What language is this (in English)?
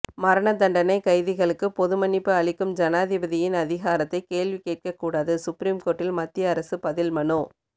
Tamil